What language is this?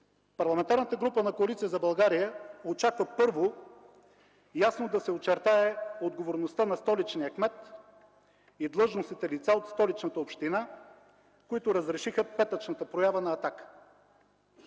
Bulgarian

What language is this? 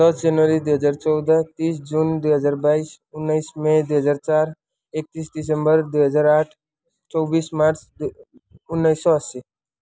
Nepali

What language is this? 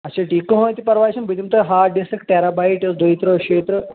Kashmiri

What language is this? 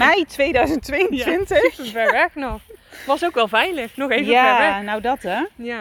Dutch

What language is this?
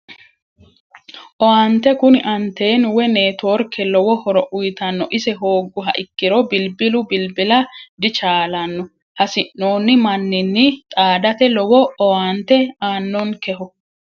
Sidamo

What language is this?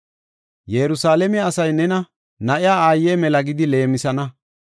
Gofa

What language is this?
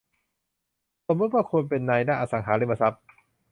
Thai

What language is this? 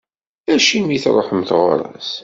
Kabyle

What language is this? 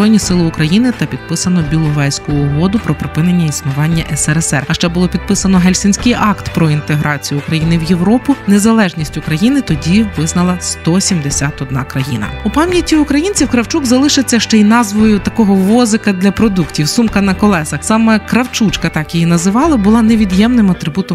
Ukrainian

